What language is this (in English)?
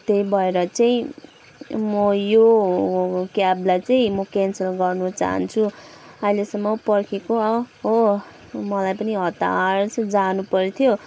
Nepali